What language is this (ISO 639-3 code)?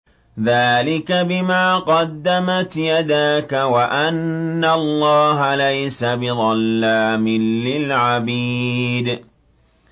ara